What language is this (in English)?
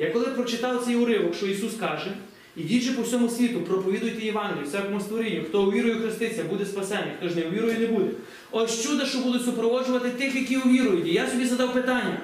Ukrainian